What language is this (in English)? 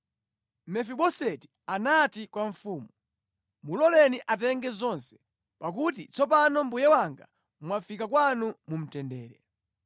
Nyanja